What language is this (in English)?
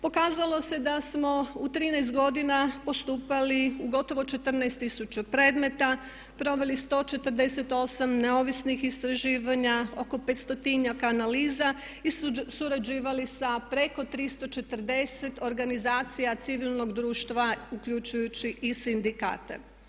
Croatian